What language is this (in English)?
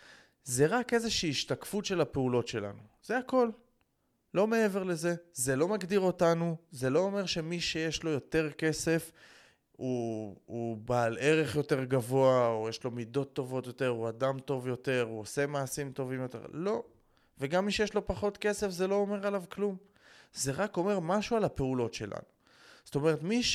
Hebrew